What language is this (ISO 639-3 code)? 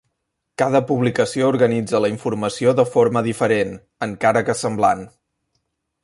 cat